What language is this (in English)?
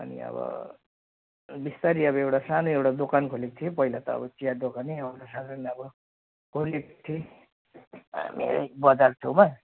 Nepali